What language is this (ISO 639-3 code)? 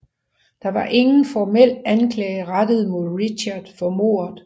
dan